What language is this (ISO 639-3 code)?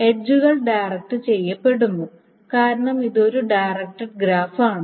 mal